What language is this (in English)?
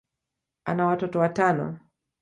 Swahili